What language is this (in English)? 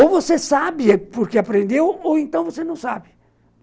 Portuguese